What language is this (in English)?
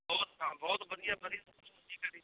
Punjabi